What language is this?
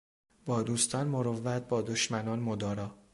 Persian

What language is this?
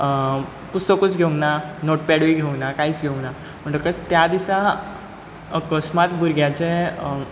Konkani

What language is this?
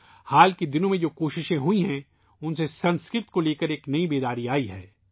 Urdu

